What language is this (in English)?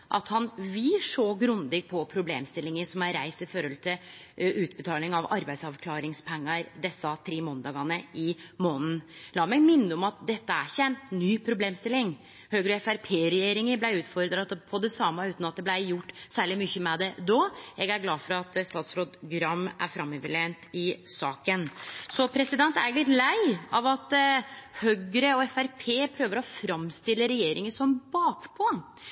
Norwegian Nynorsk